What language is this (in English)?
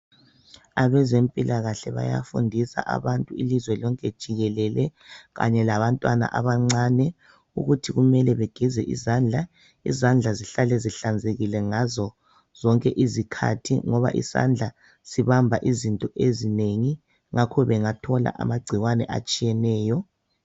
North Ndebele